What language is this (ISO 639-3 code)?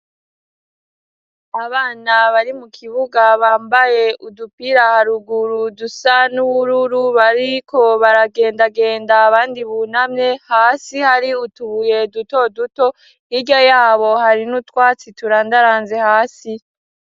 run